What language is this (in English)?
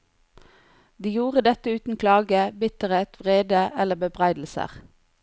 Norwegian